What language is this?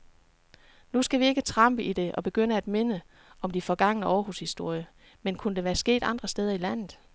Danish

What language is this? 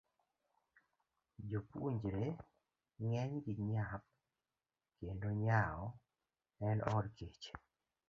Luo (Kenya and Tanzania)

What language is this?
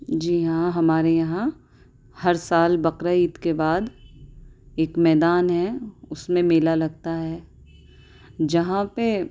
Urdu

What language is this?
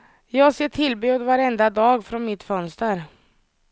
Swedish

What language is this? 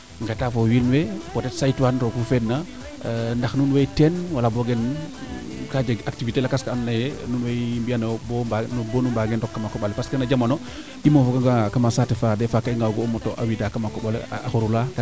Serer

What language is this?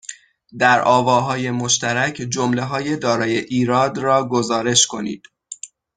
Persian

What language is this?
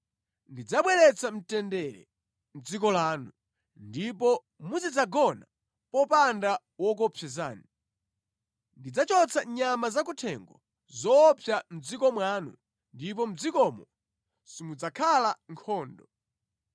Nyanja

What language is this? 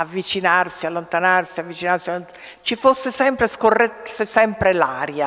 Italian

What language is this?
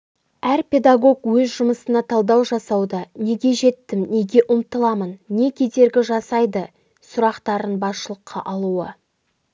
Kazakh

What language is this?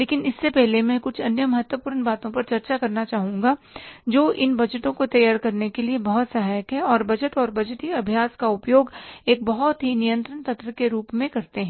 Hindi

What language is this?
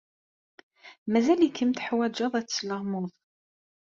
Kabyle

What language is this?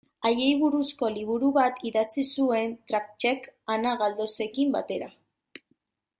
Basque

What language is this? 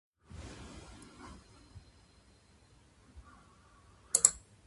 Japanese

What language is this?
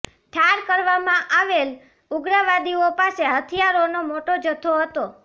Gujarati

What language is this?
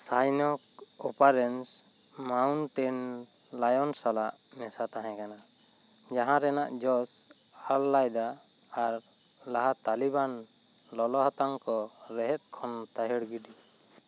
Santali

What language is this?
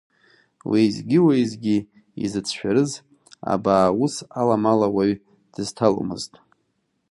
Abkhazian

